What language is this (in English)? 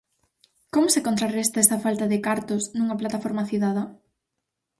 Galician